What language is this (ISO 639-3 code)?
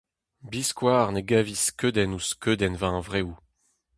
bre